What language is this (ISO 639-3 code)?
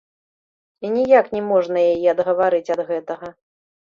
bel